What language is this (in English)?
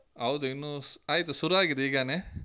Kannada